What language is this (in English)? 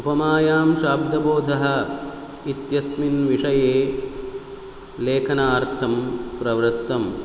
Sanskrit